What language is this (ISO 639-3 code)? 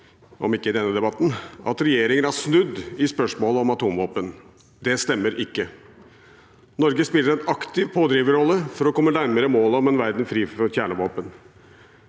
nor